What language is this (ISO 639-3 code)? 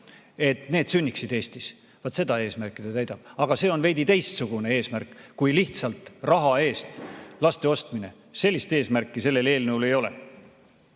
est